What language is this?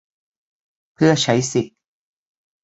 Thai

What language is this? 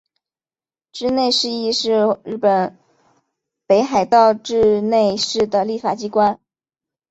Chinese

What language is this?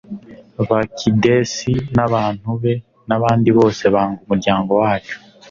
Kinyarwanda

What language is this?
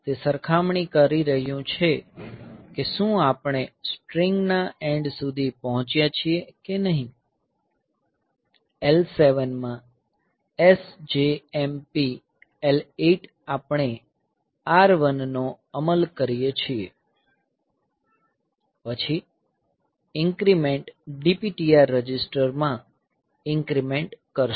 Gujarati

